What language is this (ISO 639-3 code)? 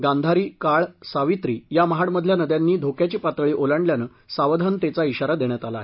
mar